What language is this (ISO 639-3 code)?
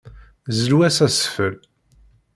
kab